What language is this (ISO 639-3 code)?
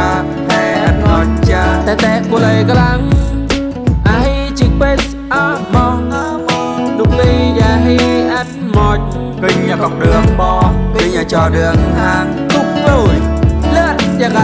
vie